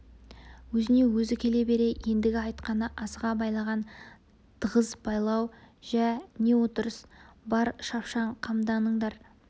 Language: Kazakh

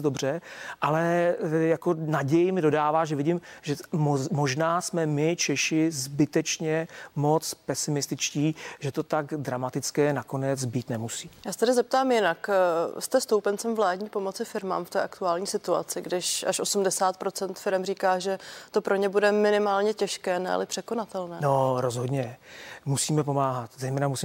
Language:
Czech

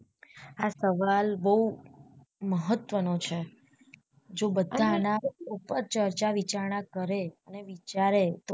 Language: Gujarati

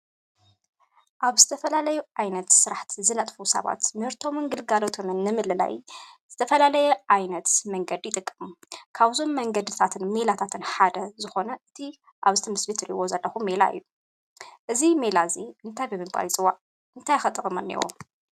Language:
Tigrinya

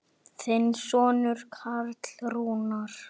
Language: Icelandic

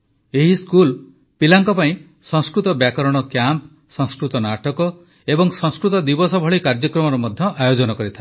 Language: Odia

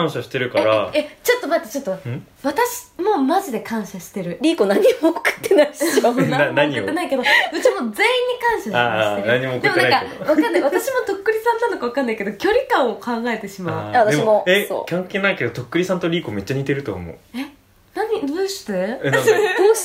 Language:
Japanese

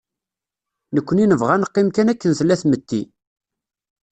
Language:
Kabyle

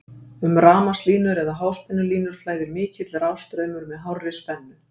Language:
Icelandic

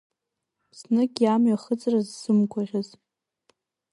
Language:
Abkhazian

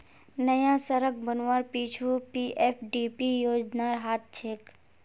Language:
Magahi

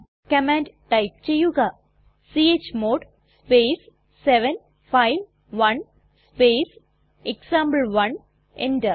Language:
Malayalam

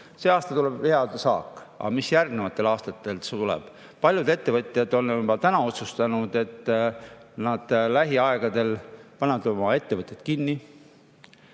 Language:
Estonian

